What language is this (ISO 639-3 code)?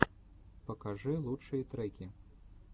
rus